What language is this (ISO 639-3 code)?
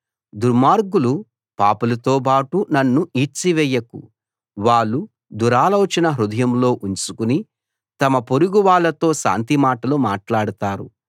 tel